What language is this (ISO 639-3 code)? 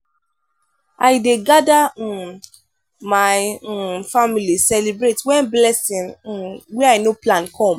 pcm